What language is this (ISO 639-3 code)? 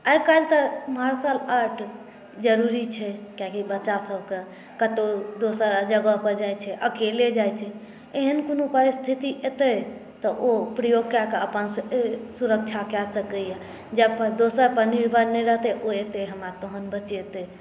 mai